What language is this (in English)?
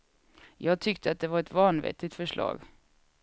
Swedish